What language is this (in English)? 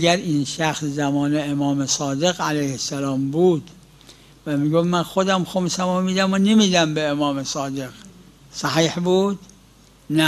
Persian